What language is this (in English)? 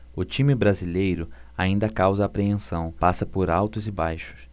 Portuguese